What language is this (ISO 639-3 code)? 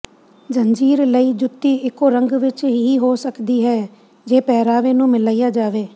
pan